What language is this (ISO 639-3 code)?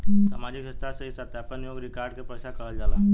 bho